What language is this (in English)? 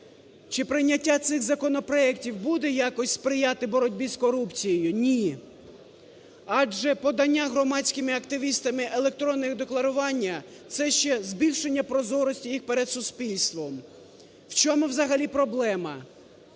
Ukrainian